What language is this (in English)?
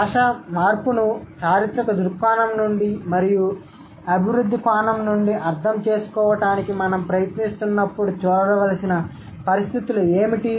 Telugu